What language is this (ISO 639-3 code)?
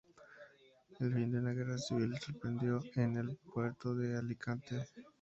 spa